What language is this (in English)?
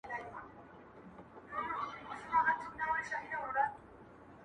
Pashto